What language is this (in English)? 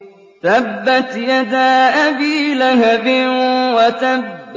Arabic